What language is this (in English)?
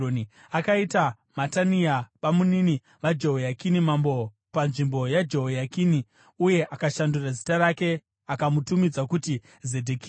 Shona